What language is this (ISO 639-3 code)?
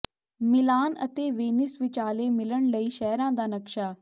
pan